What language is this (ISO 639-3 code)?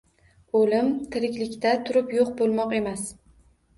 uzb